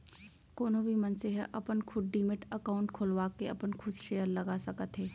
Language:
Chhattisgarhi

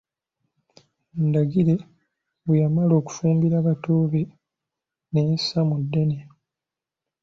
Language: Ganda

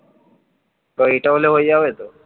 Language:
Bangla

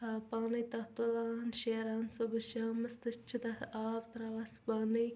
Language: Kashmiri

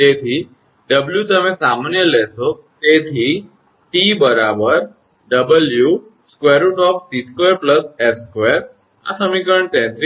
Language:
Gujarati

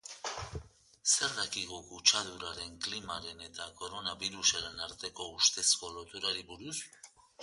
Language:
Basque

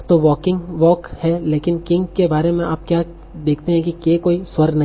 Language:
Hindi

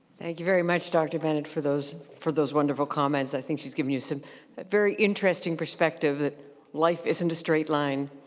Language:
English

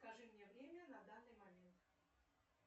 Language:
Russian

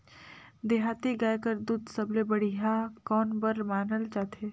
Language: Chhattisgarhi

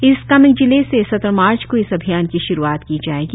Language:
Hindi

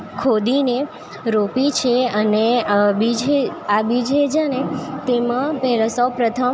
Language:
Gujarati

